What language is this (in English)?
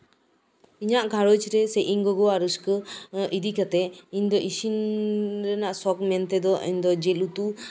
Santali